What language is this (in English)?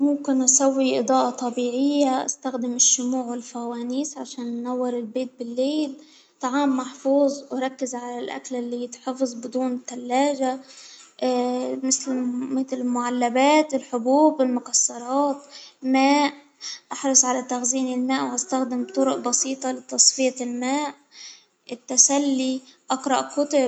Hijazi Arabic